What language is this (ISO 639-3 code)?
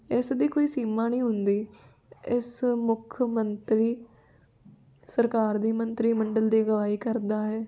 pan